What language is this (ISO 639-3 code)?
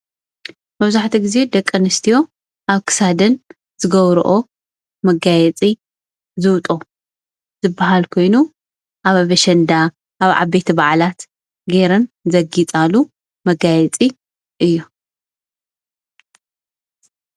tir